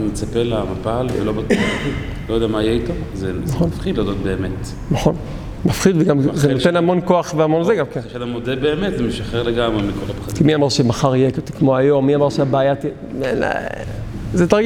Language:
Hebrew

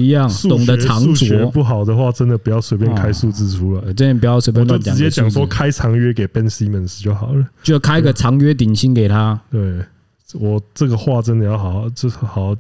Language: Chinese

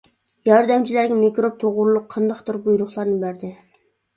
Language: Uyghur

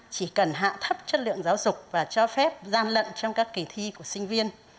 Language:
Vietnamese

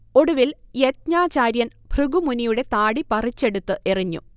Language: Malayalam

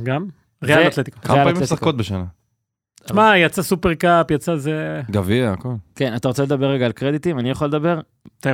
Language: Hebrew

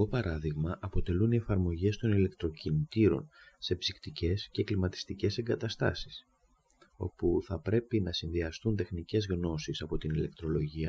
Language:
Greek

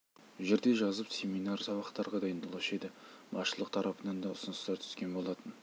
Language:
Kazakh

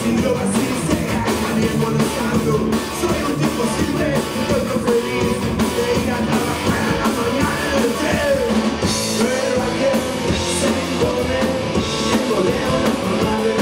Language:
Polish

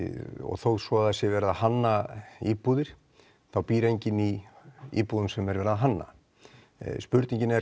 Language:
Icelandic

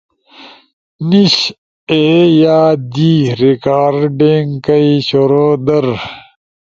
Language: Ushojo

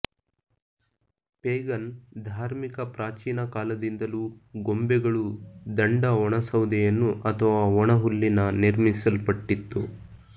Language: Kannada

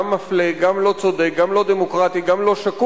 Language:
Hebrew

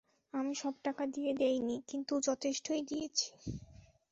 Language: Bangla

